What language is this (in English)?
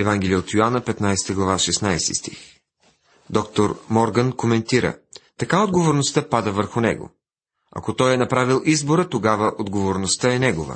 Bulgarian